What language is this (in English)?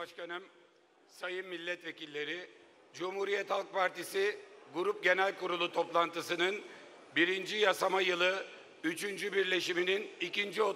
Turkish